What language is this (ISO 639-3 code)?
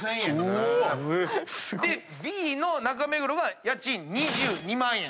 jpn